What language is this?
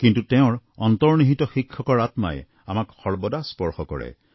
Assamese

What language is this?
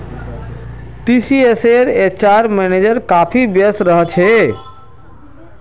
Magahi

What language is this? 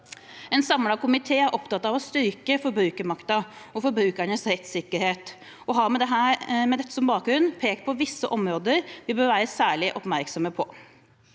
Norwegian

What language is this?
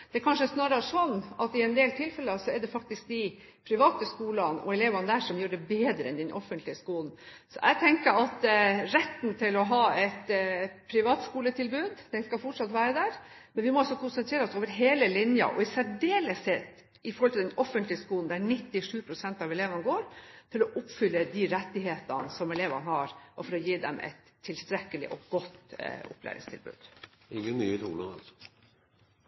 Norwegian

